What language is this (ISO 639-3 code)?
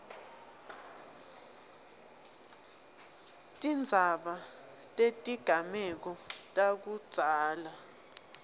ssw